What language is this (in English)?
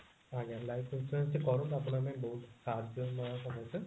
Odia